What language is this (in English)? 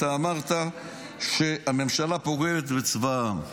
Hebrew